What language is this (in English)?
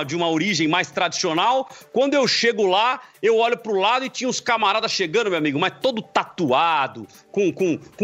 Portuguese